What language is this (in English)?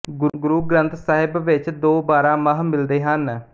Punjabi